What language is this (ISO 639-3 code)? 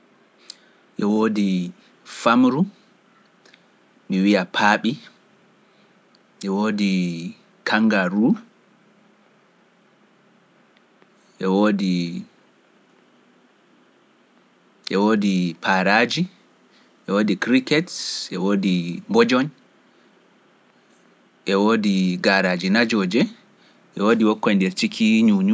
fuf